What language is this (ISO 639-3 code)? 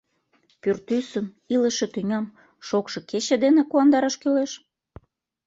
chm